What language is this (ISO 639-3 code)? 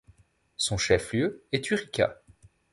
fra